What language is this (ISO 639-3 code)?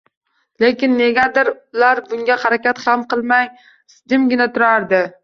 uzb